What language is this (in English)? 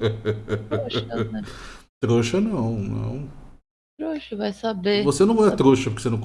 Portuguese